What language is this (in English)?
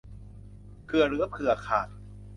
Thai